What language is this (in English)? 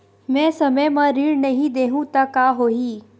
Chhattisgarhi